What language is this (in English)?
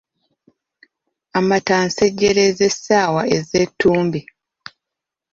Ganda